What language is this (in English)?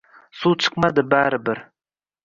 Uzbek